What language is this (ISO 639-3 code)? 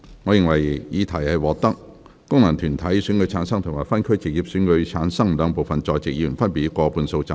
yue